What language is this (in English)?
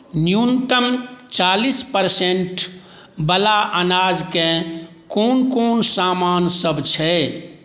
Maithili